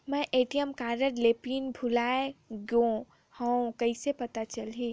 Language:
Chhattisgarhi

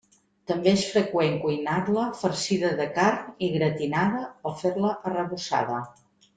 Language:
Catalan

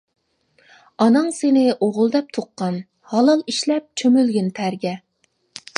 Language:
Uyghur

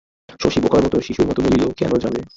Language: Bangla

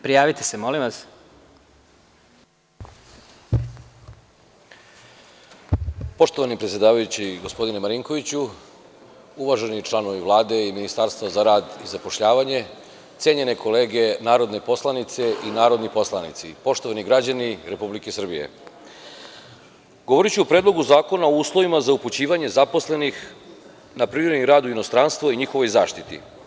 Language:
Serbian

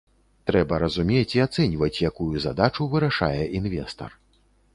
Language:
Belarusian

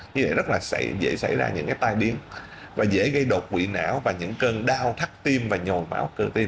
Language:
Vietnamese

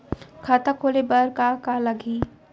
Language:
Chhattisgarhi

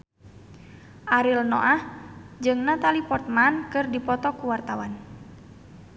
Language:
Sundanese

